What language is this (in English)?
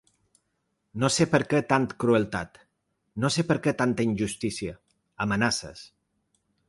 Catalan